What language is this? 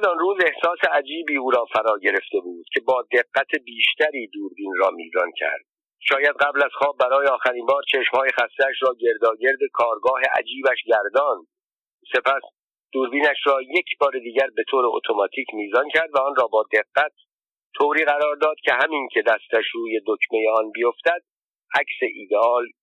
Persian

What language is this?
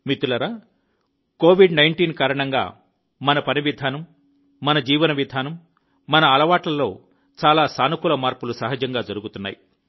Telugu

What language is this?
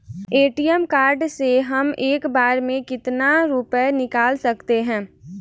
Hindi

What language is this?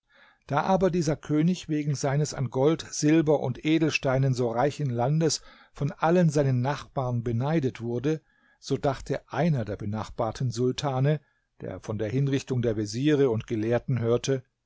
German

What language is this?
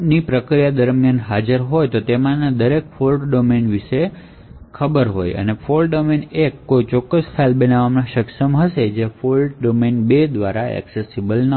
Gujarati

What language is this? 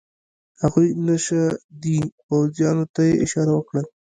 Pashto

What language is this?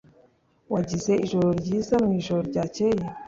Kinyarwanda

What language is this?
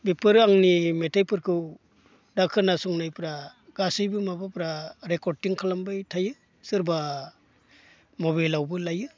Bodo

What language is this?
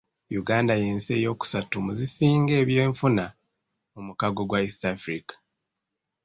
Ganda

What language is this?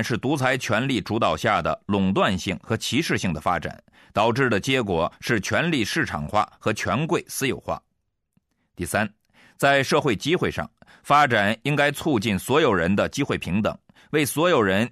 Chinese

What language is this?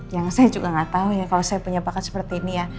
Indonesian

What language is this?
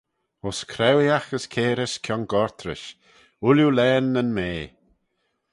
Manx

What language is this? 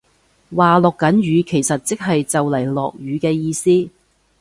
Cantonese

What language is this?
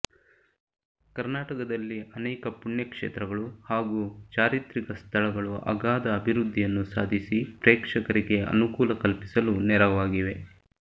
Kannada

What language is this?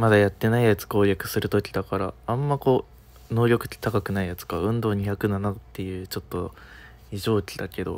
Japanese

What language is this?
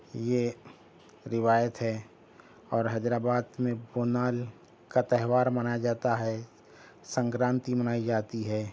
Urdu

